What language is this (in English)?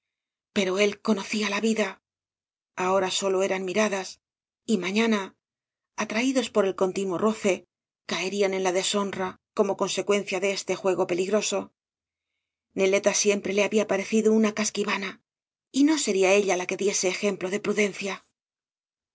Spanish